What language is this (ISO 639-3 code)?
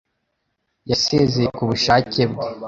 kin